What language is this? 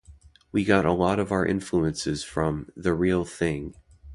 English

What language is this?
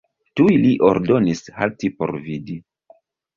Esperanto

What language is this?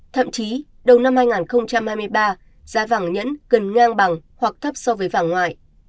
Vietnamese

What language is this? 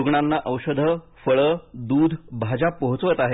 Marathi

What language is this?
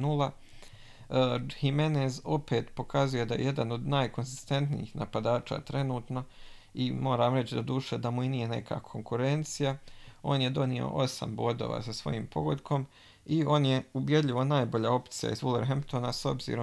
Croatian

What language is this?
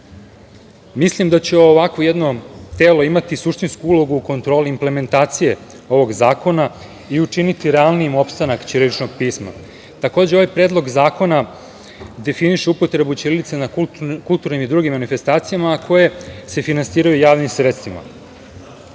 Serbian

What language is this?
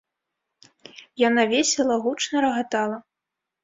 Belarusian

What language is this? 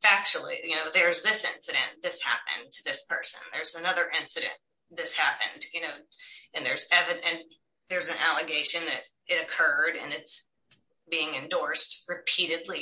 English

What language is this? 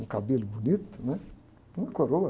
Portuguese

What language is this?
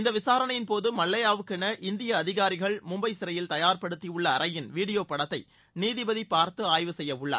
Tamil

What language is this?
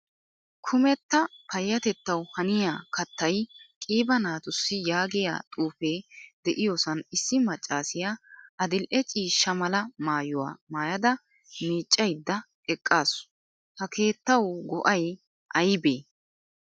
Wolaytta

